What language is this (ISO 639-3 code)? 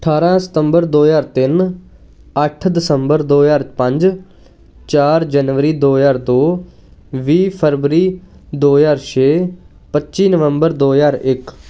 pan